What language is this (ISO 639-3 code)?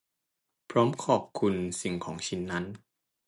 tha